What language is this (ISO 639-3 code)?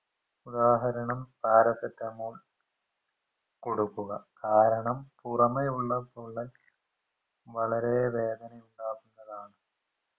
mal